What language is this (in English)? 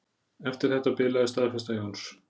Icelandic